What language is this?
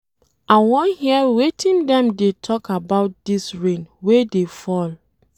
Nigerian Pidgin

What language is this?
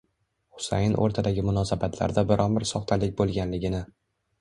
Uzbek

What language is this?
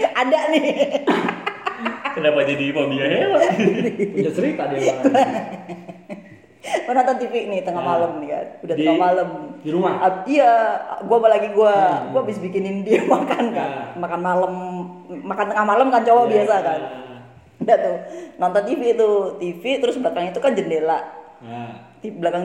Indonesian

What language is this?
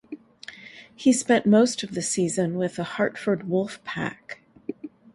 English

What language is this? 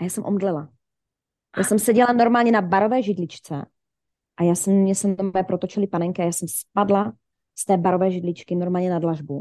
Czech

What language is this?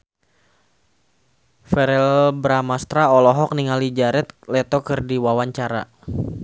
Sundanese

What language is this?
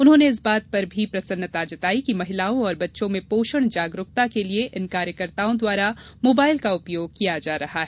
Hindi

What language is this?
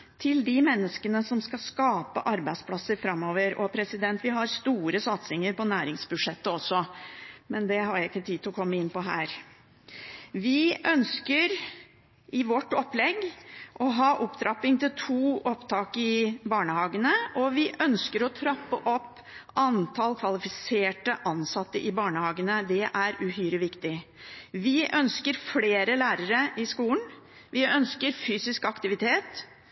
Norwegian Bokmål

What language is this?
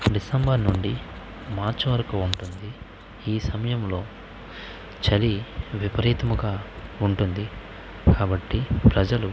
Telugu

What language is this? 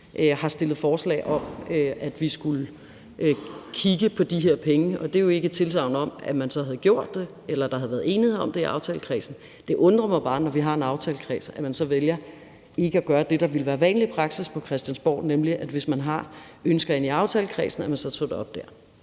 Danish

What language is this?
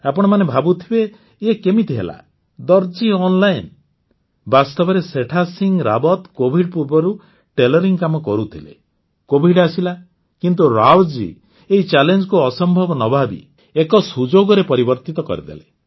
Odia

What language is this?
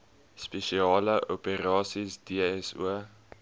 Afrikaans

